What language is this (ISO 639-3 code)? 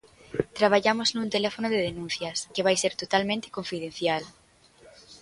glg